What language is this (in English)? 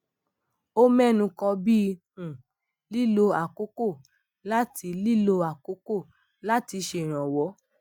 Yoruba